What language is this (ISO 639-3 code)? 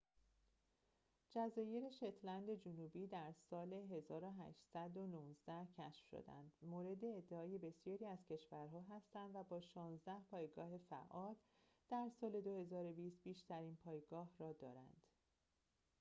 fas